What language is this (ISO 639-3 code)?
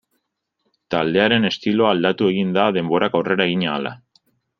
eus